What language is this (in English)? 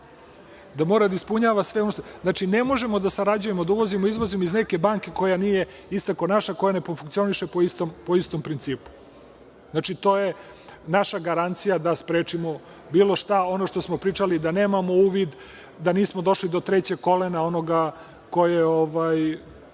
Serbian